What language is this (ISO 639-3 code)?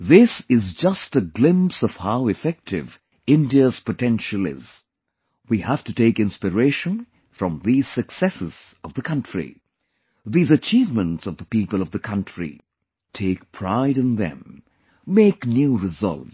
eng